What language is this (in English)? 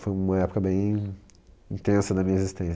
Portuguese